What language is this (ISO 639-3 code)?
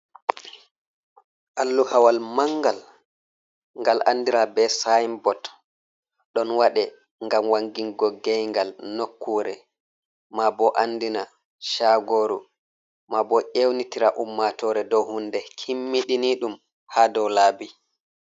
ful